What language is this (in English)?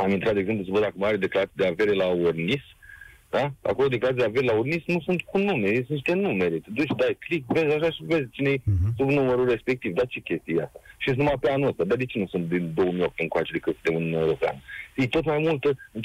Romanian